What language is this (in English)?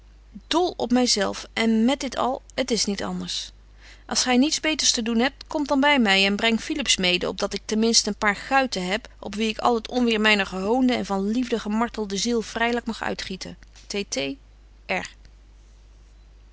Dutch